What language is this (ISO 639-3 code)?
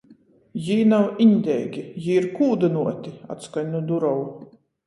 ltg